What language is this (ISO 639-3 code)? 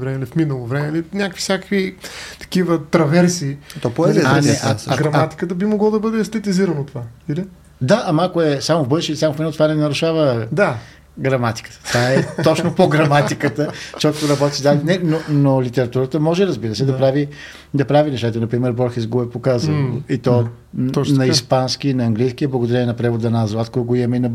bul